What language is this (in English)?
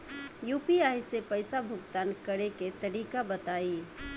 Bhojpuri